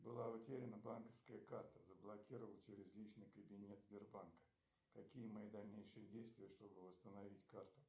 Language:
Russian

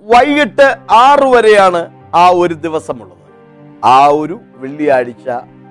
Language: Malayalam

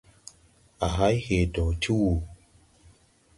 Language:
Tupuri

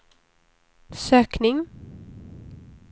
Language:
Swedish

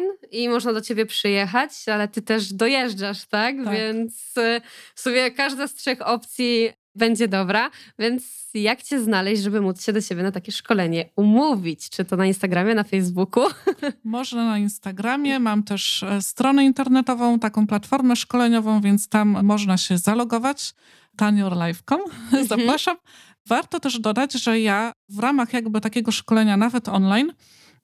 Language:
Polish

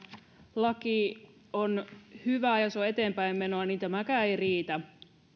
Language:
Finnish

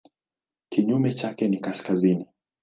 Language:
Swahili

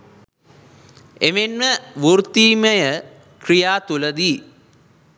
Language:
Sinhala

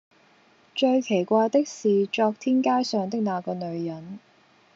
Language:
Cantonese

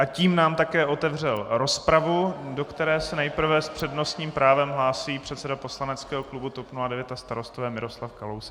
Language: Czech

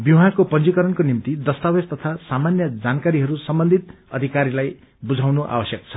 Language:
Nepali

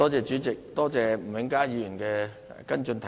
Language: Cantonese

